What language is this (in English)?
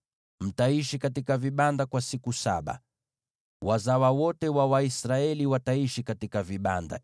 Swahili